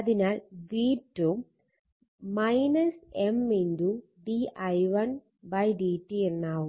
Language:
Malayalam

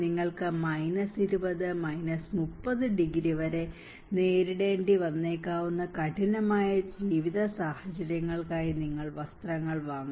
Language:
Malayalam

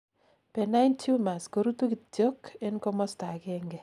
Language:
Kalenjin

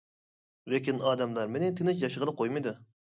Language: Uyghur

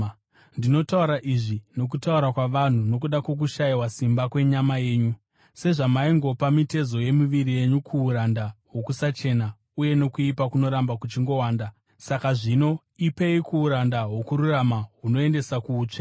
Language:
Shona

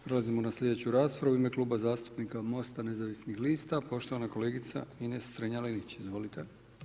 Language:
Croatian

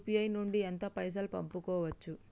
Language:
Telugu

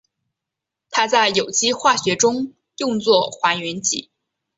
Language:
Chinese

